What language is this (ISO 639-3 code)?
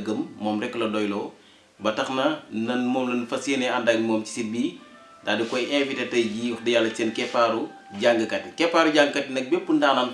ind